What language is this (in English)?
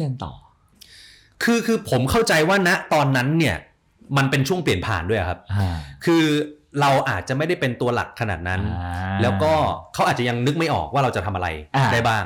Thai